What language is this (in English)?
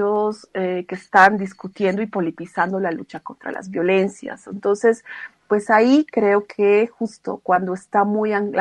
Spanish